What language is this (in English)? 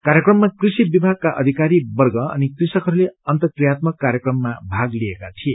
Nepali